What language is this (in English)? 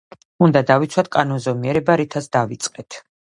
Georgian